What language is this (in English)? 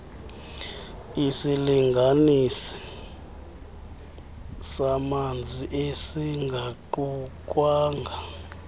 Xhosa